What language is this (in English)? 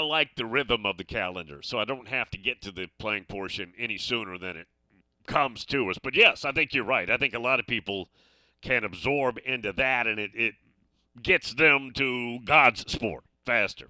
English